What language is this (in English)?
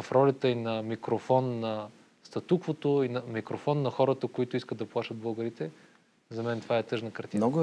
Bulgarian